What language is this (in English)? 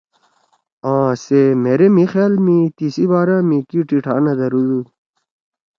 Torwali